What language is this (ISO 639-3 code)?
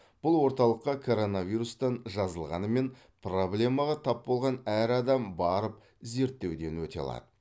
kaz